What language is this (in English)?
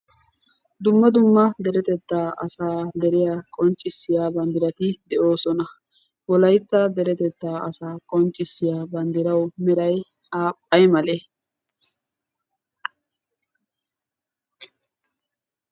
Wolaytta